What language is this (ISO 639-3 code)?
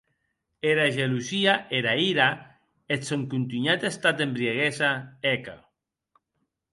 oci